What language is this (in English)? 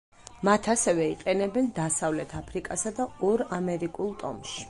Georgian